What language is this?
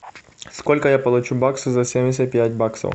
Russian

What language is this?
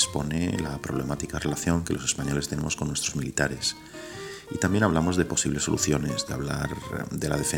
Spanish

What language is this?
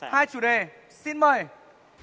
Vietnamese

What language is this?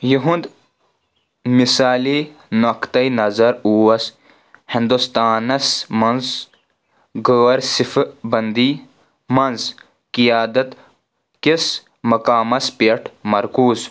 Kashmiri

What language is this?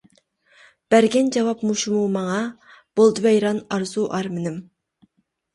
Uyghur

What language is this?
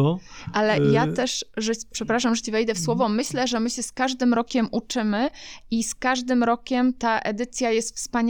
Polish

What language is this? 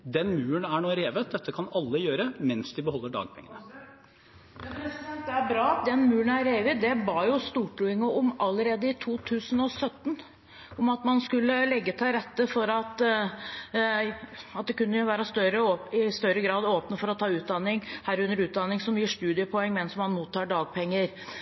Norwegian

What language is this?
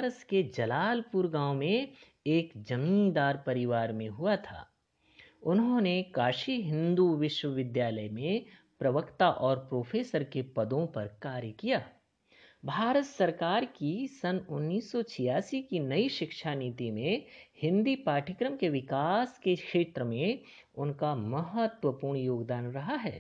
Hindi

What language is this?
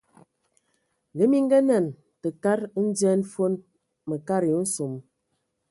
Ewondo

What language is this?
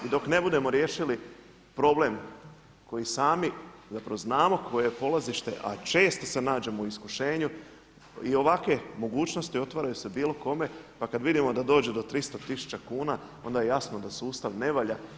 Croatian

